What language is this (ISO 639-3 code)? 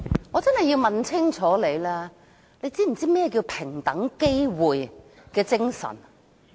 yue